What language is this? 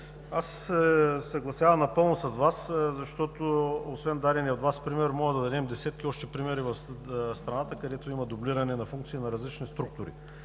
Bulgarian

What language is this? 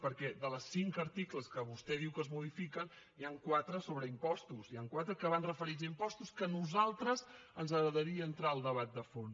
Catalan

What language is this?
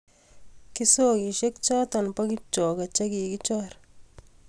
Kalenjin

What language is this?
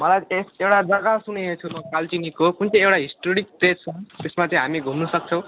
Nepali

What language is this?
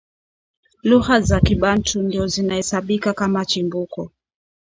Swahili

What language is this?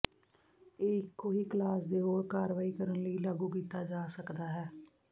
Punjabi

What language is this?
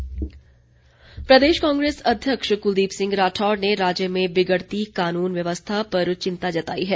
Hindi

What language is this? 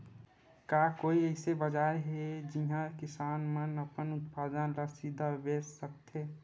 Chhattisgarhi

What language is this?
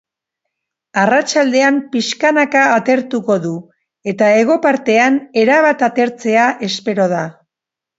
Basque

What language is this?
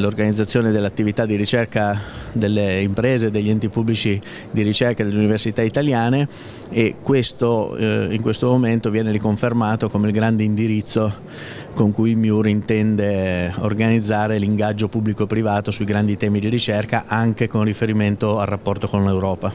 Italian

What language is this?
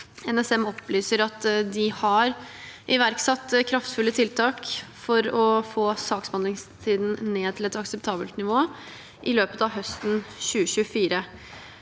Norwegian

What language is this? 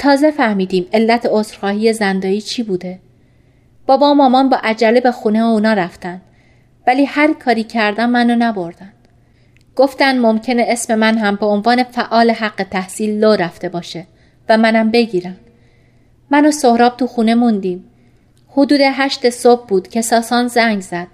Persian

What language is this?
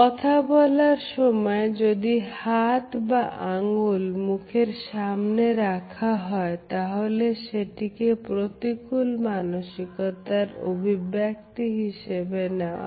Bangla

